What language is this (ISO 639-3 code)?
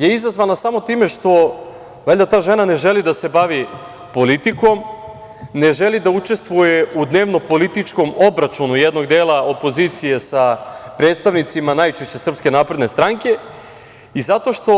srp